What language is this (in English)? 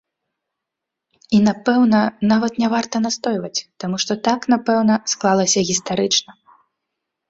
Belarusian